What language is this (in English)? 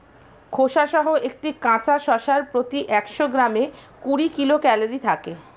Bangla